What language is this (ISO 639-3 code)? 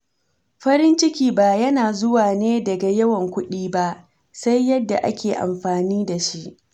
hau